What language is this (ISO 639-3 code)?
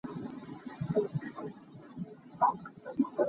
cnh